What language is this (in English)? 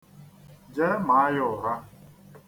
Igbo